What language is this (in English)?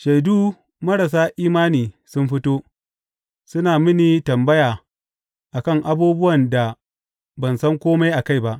Hausa